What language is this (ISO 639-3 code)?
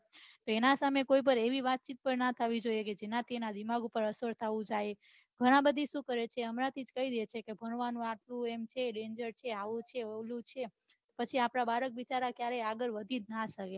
guj